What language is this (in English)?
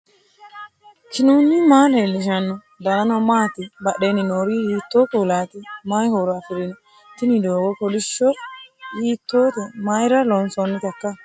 Sidamo